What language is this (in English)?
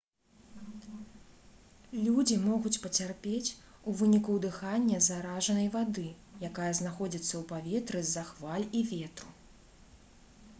Belarusian